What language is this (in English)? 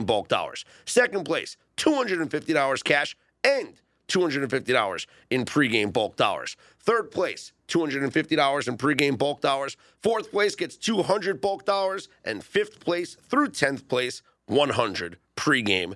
English